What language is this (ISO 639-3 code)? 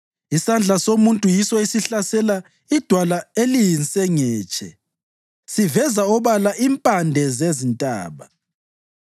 nde